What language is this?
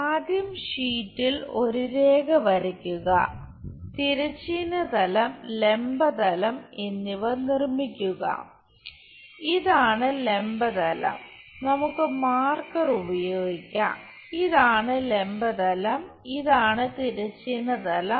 Malayalam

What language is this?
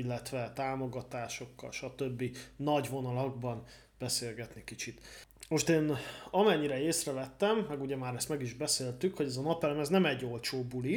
Hungarian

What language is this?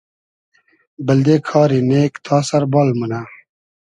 Hazaragi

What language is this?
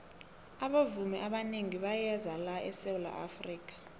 South Ndebele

